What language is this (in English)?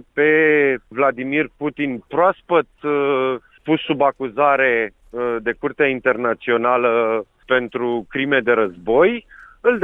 Romanian